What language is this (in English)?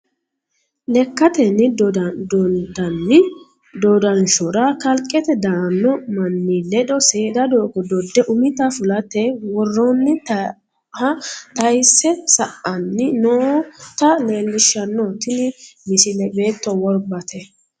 Sidamo